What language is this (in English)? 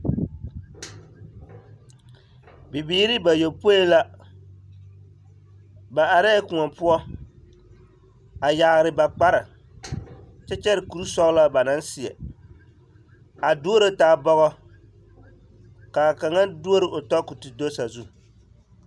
Southern Dagaare